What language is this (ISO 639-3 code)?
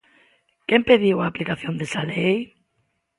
glg